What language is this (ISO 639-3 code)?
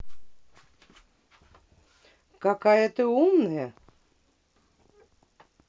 rus